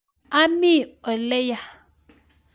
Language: Kalenjin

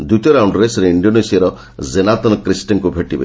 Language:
Odia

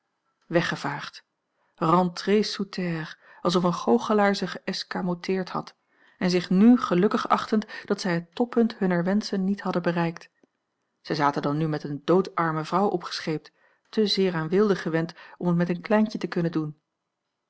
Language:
Dutch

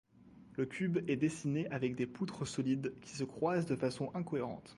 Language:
French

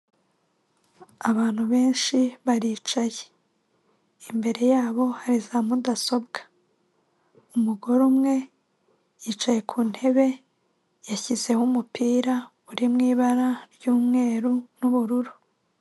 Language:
Kinyarwanda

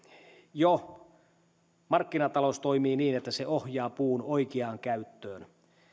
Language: Finnish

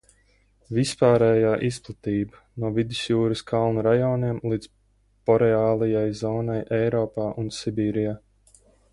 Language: Latvian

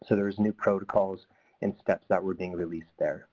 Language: English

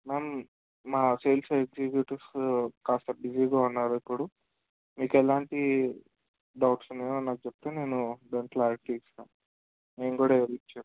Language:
Telugu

